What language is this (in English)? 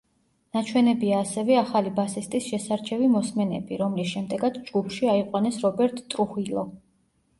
Georgian